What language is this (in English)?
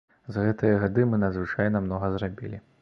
Belarusian